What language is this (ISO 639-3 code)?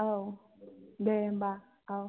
brx